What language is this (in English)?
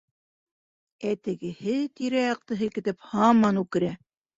Bashkir